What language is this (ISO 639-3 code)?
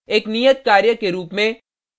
hin